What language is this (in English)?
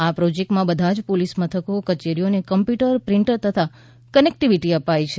Gujarati